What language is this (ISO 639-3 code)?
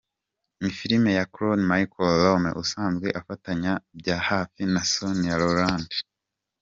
kin